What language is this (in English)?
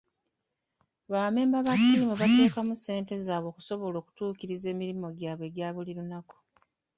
Ganda